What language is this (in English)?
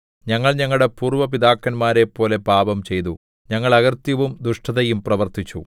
Malayalam